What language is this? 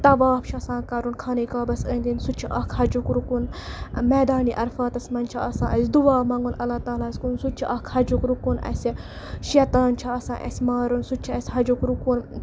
Kashmiri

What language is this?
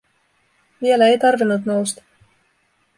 Finnish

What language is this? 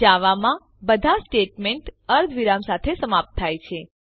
Gujarati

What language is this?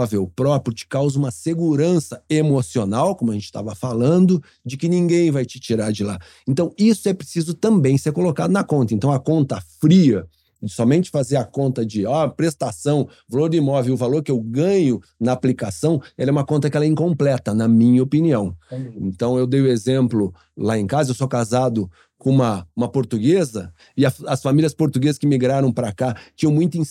Portuguese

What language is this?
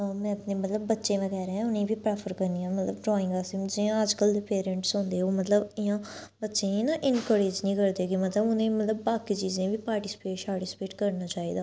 Dogri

